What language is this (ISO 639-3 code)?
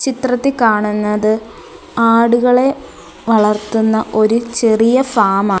mal